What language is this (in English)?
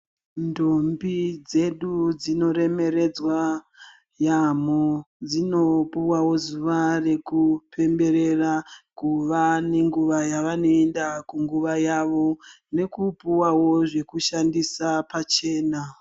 Ndau